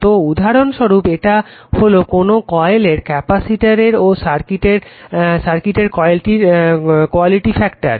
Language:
Bangla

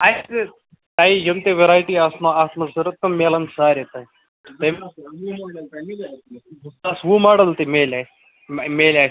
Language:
Kashmiri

